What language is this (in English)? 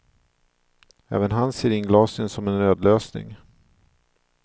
Swedish